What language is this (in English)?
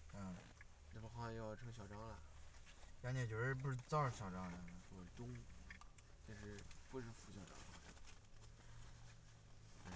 Chinese